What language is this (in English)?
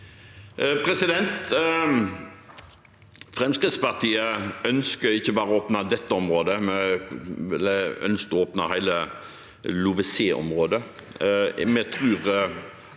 Norwegian